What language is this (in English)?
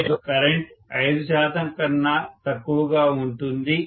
Telugu